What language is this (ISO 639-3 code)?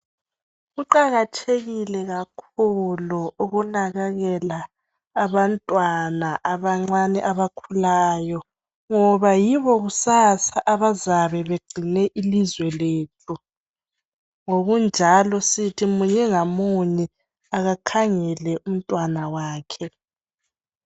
nde